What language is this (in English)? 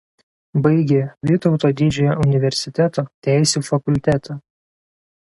Lithuanian